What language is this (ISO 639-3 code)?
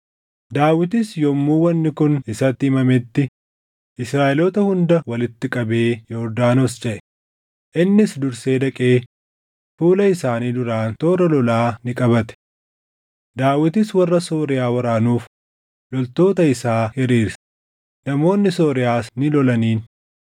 orm